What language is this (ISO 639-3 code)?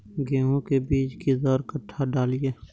mai